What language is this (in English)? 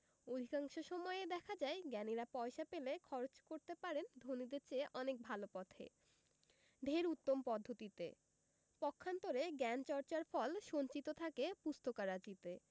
Bangla